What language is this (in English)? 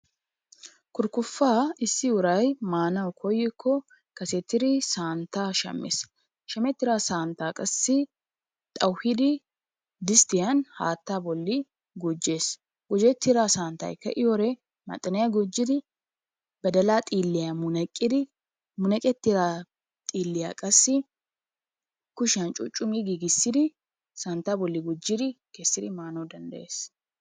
Wolaytta